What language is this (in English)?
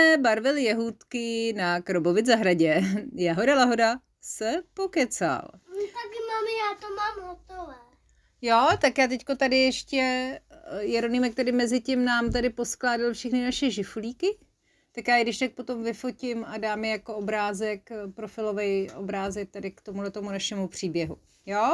Czech